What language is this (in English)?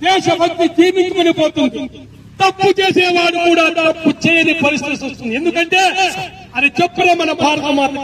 Telugu